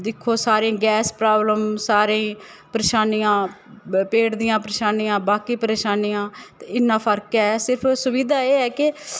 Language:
Dogri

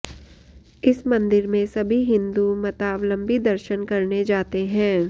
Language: Sanskrit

